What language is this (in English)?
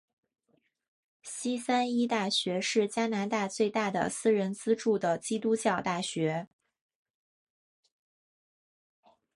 Chinese